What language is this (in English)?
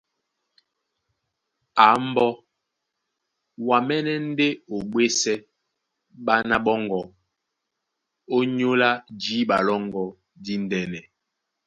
Duala